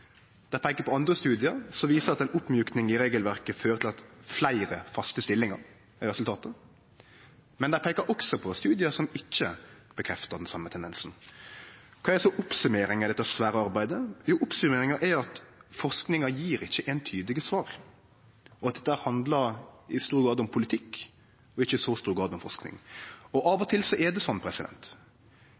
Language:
Norwegian Nynorsk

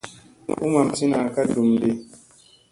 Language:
Musey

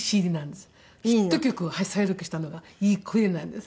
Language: Japanese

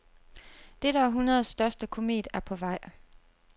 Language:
Danish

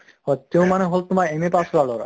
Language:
Assamese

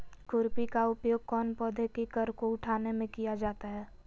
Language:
Magahi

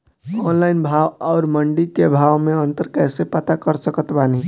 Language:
Bhojpuri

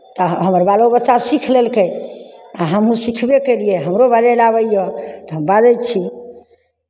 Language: Maithili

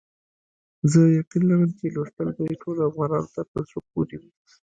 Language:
Pashto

